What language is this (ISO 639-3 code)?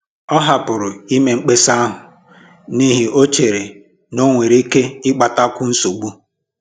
ibo